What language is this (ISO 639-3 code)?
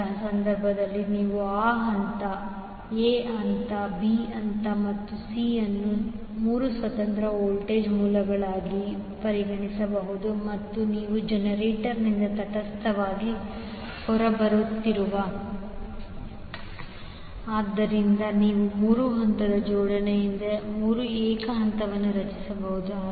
kan